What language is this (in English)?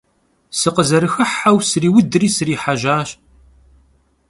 Kabardian